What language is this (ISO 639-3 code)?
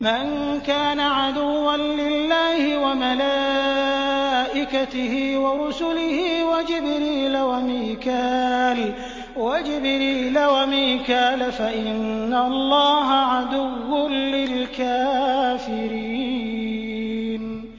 ara